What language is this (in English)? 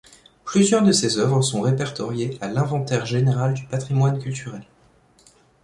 French